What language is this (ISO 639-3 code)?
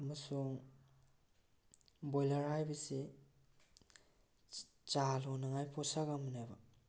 mni